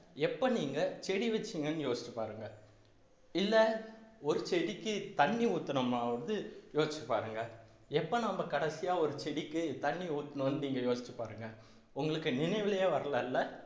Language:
Tamil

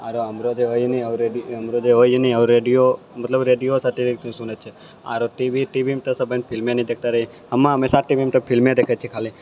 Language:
Maithili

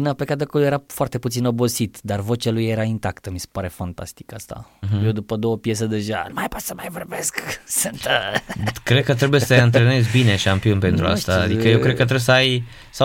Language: Romanian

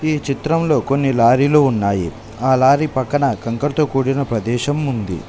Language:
Telugu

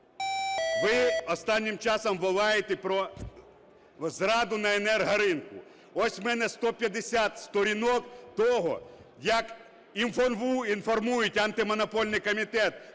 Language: Ukrainian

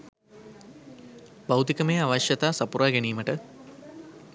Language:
Sinhala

